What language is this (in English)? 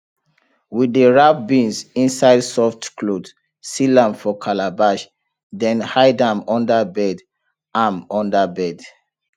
Nigerian Pidgin